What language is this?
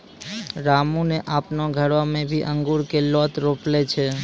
Maithili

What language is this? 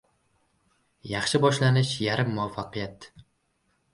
Uzbek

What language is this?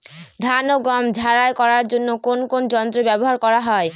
Bangla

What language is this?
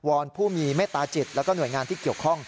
Thai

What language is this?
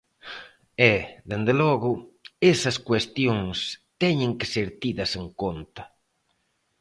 Galician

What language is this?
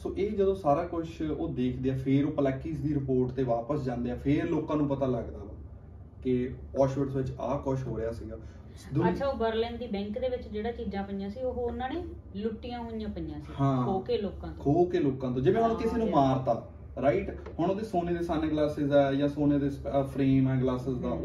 Punjabi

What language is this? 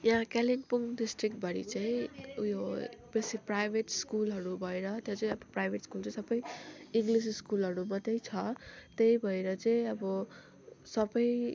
Nepali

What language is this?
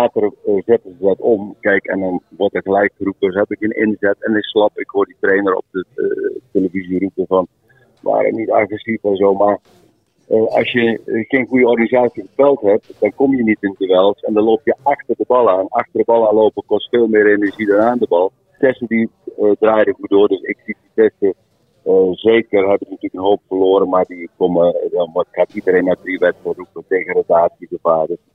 Dutch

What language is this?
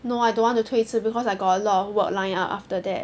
English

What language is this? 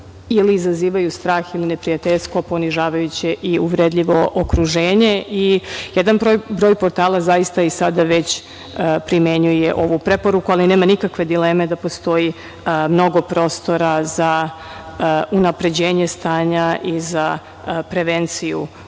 Serbian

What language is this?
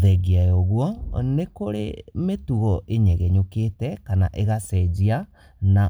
Kikuyu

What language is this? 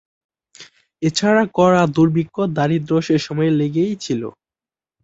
Bangla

